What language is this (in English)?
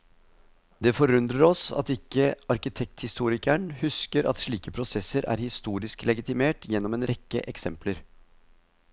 Norwegian